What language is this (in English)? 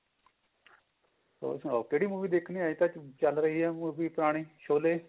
Punjabi